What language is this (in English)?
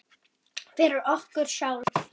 Icelandic